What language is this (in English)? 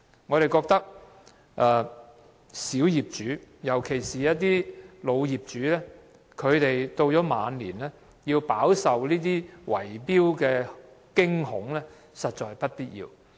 Cantonese